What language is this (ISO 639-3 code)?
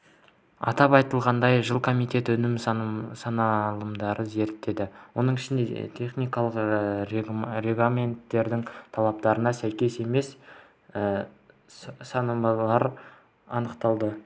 kaz